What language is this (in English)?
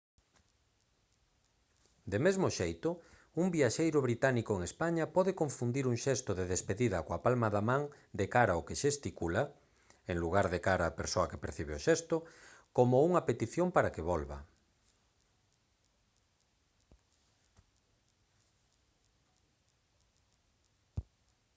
Galician